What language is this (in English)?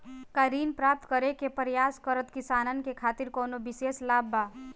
Bhojpuri